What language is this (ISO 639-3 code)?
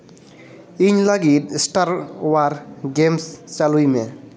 sat